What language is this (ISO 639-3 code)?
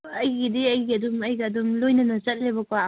mni